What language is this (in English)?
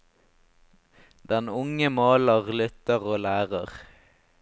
Norwegian